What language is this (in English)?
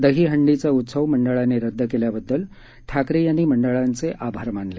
Marathi